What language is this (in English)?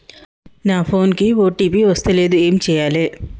Telugu